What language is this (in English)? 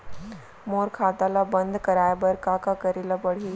Chhattisgarhi